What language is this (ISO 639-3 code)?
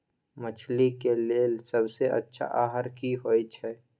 mai